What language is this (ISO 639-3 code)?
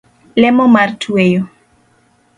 luo